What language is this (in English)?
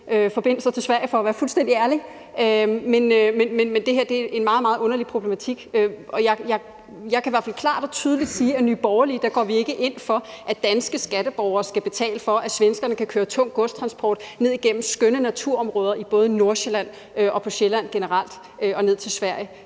Danish